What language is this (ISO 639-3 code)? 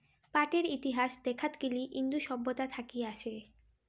ben